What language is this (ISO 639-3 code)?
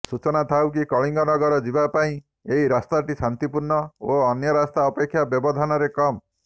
ori